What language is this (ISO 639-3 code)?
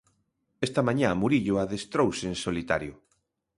glg